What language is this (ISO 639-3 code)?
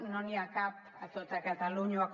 cat